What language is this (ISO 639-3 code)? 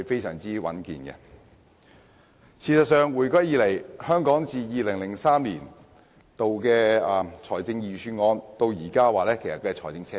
yue